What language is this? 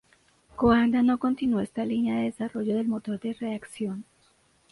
Spanish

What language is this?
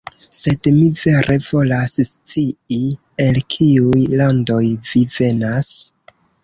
Esperanto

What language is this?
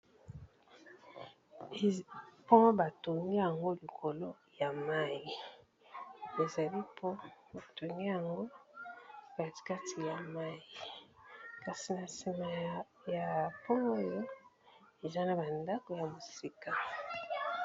Lingala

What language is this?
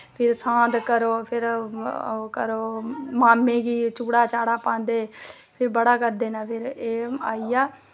Dogri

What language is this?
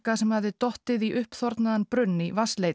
Icelandic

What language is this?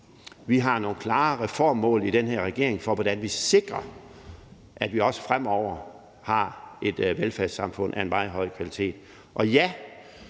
Danish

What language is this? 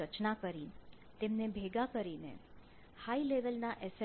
Gujarati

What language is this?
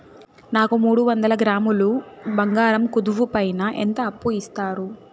Telugu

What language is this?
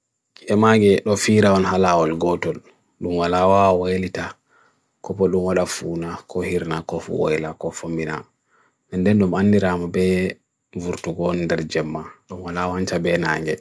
Bagirmi Fulfulde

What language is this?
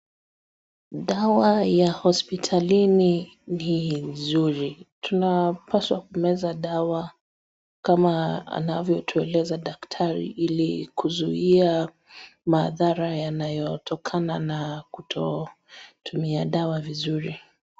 Swahili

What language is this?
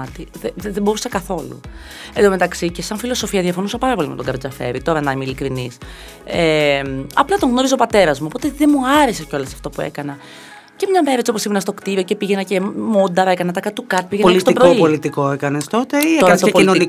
Greek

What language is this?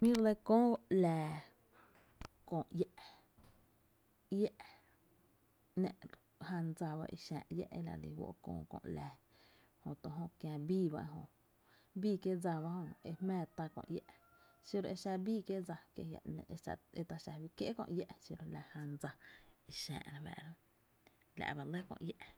Tepinapa Chinantec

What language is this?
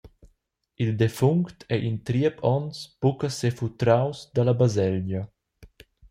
Romansh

